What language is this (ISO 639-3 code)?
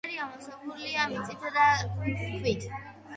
kat